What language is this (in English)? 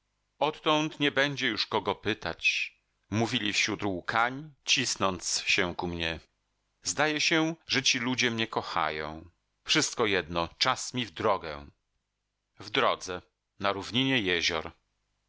Polish